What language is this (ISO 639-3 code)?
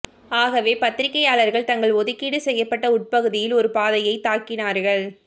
tam